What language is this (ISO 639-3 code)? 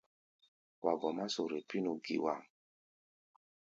gba